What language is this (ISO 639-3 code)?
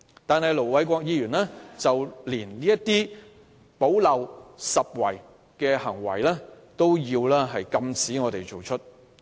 yue